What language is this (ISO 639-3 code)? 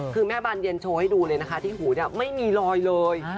tha